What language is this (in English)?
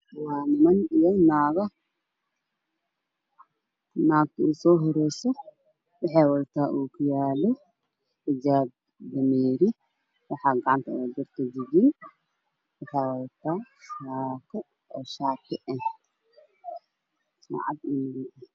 Somali